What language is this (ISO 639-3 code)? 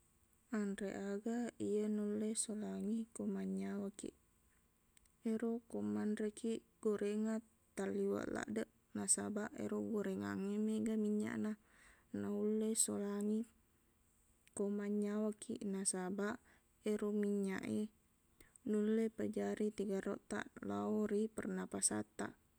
bug